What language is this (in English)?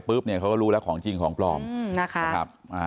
Thai